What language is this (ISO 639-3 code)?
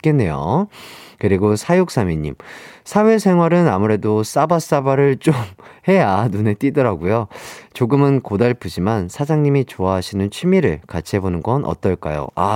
kor